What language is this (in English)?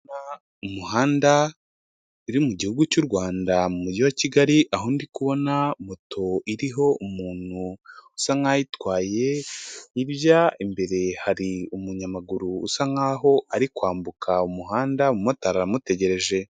Kinyarwanda